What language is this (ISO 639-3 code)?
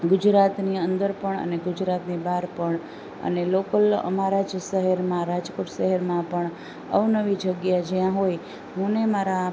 guj